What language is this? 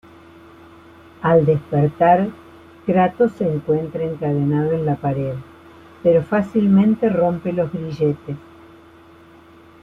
Spanish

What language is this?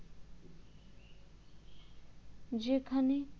Bangla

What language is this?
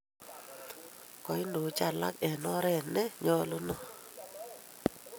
Kalenjin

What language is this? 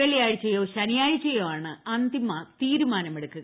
Malayalam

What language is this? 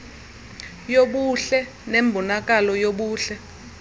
Xhosa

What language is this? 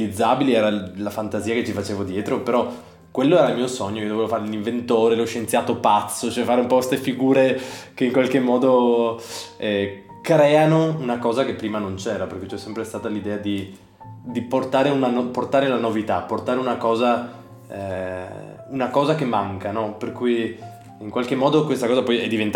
Italian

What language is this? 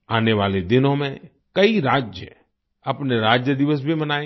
Hindi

